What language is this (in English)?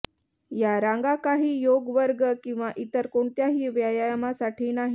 Marathi